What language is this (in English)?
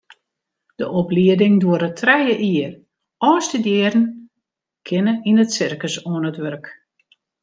Western Frisian